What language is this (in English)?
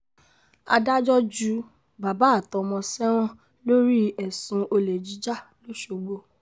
Yoruba